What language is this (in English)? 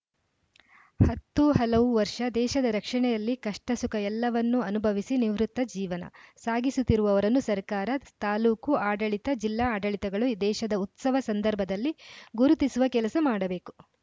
Kannada